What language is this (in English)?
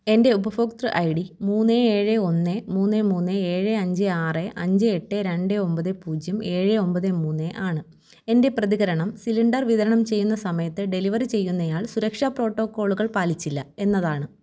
Malayalam